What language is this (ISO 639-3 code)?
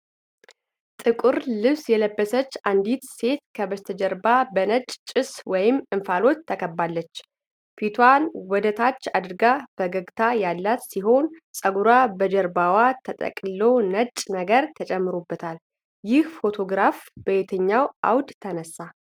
amh